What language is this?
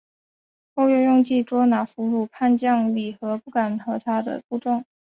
Chinese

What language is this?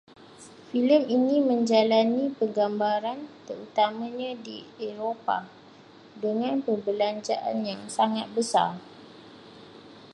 Malay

